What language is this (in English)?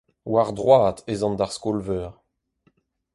Breton